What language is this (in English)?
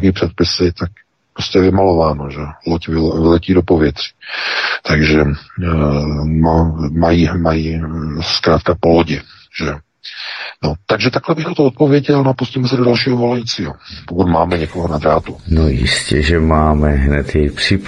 Czech